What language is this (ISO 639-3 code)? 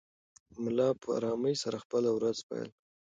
pus